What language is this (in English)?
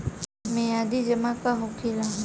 Bhojpuri